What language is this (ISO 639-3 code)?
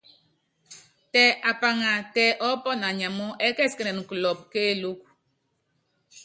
yav